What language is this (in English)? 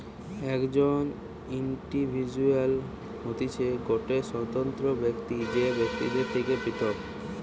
Bangla